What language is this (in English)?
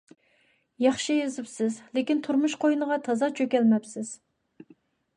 Uyghur